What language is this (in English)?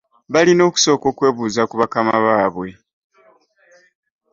Ganda